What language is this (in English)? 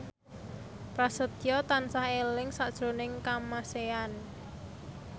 Javanese